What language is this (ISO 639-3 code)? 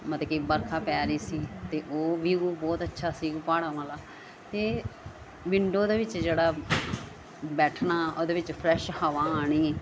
pan